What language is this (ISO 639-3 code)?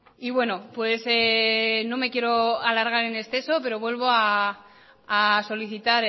spa